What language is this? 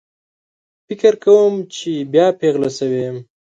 Pashto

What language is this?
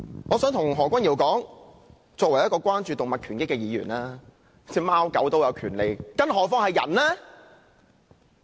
Cantonese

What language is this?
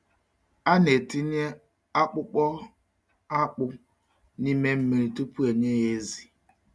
Igbo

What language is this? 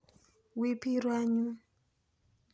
Kalenjin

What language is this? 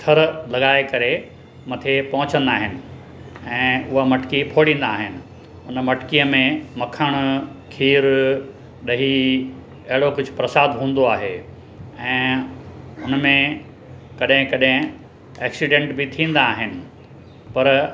Sindhi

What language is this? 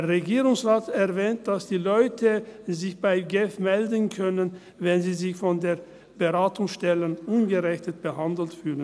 Swiss German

